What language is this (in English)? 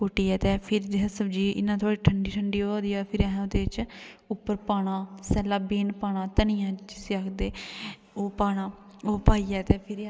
Dogri